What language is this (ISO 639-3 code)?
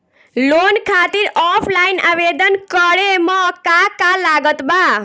bho